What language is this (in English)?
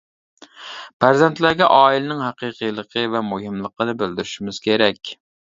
Uyghur